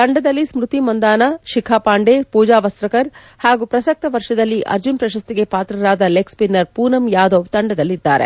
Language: Kannada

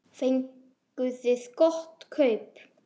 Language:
Icelandic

